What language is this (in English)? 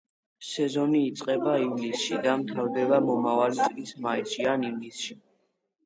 Georgian